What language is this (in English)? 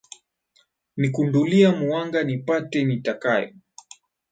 Swahili